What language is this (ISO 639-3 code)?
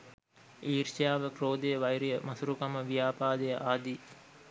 sin